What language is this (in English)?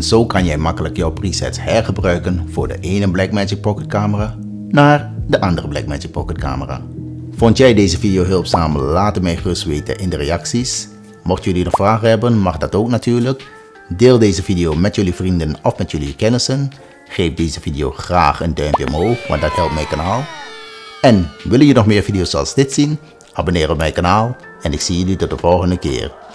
Dutch